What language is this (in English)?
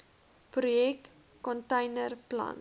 Afrikaans